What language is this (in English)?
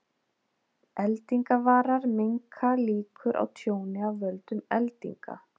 Icelandic